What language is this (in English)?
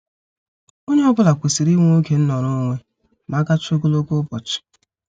Igbo